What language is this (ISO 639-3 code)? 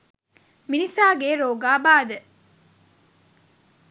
sin